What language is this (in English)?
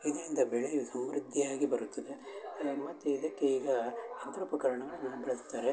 Kannada